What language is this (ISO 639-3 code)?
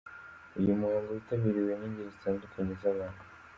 kin